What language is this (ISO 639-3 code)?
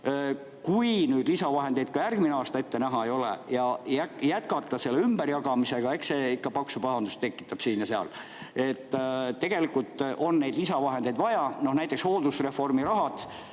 est